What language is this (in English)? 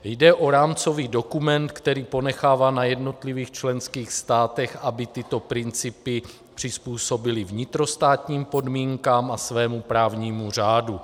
Czech